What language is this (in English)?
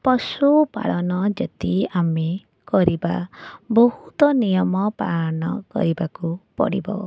Odia